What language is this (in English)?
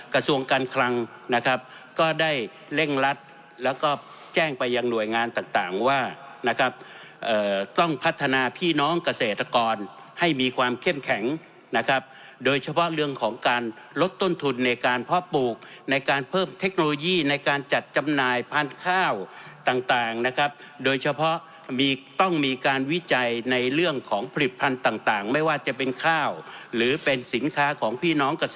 Thai